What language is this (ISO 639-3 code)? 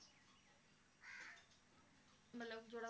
pan